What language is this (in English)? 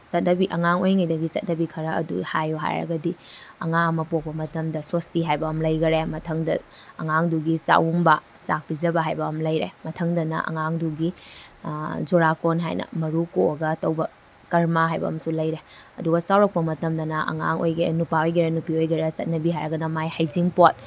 Manipuri